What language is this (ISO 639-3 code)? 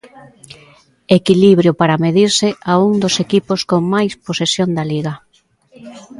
glg